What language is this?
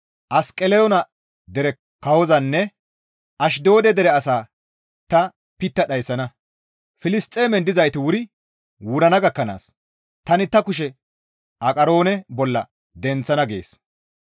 Gamo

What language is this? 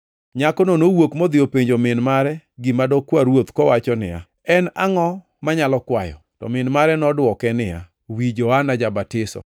Luo (Kenya and Tanzania)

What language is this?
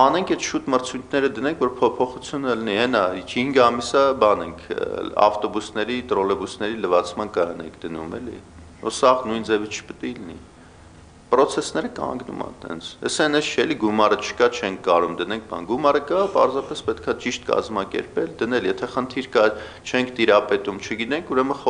Turkish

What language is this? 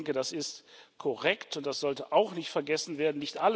German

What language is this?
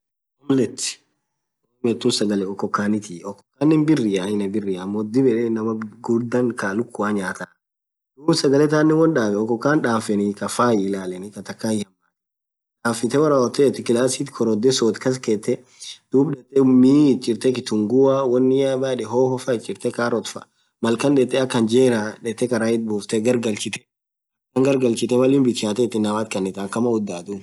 Orma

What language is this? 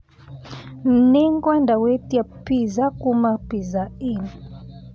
Kikuyu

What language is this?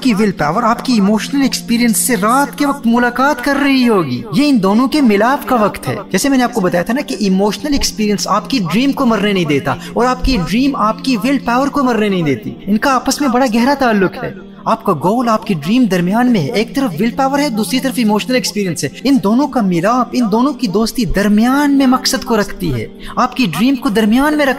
Urdu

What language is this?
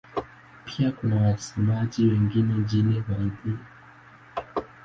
Swahili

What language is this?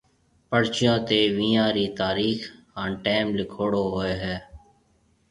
Marwari (Pakistan)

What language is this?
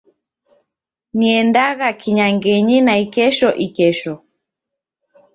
Taita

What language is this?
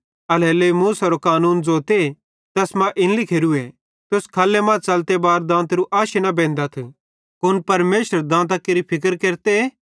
Bhadrawahi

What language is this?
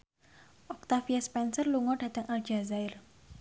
Javanese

